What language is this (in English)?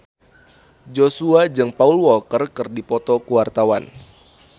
Sundanese